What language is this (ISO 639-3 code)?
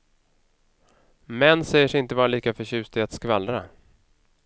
swe